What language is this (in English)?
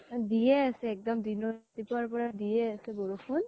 Assamese